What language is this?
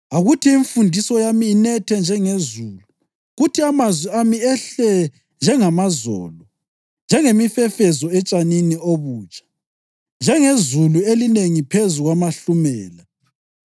North Ndebele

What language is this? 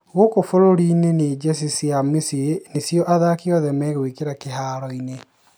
Kikuyu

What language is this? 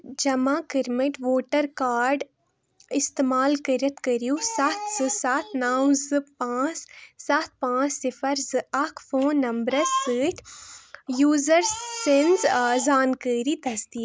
Kashmiri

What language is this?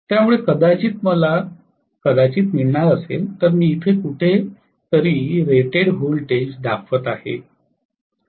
Marathi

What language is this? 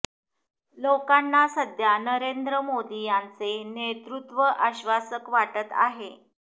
Marathi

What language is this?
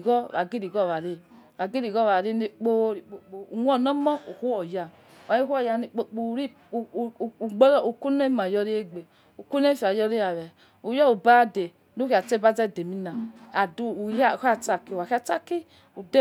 Yekhee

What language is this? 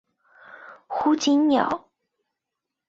Chinese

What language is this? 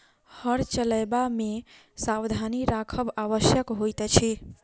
Maithili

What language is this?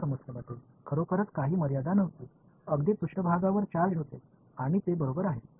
Marathi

